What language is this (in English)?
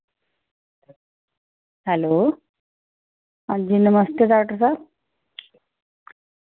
Dogri